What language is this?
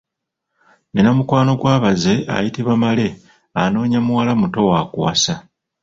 Ganda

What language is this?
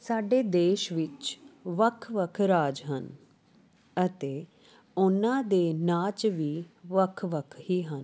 Punjabi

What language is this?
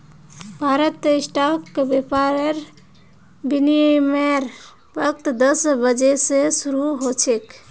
Magahi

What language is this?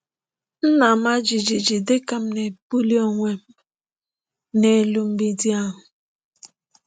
Igbo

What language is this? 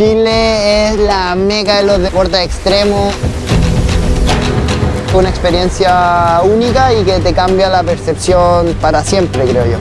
Spanish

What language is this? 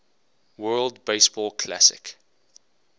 English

